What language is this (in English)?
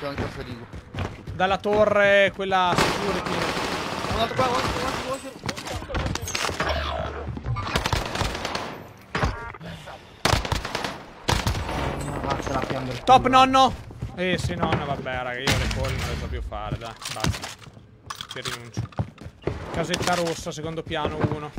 Italian